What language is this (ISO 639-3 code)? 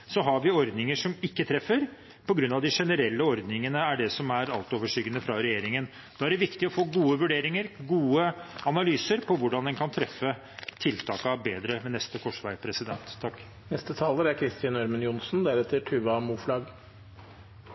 nob